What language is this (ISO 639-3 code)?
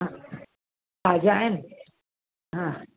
snd